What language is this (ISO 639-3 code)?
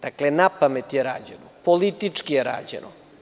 srp